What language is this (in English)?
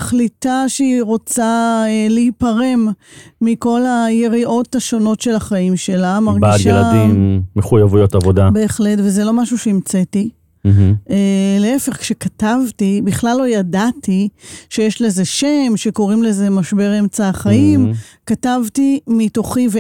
Hebrew